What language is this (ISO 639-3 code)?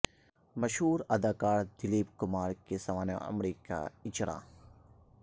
urd